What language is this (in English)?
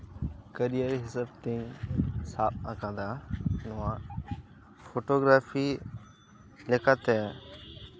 Santali